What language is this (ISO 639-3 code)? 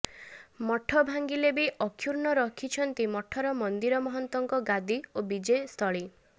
ori